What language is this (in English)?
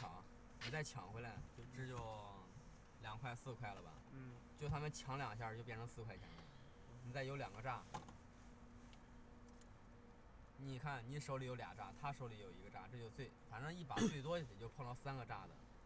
Chinese